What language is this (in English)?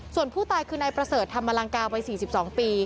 Thai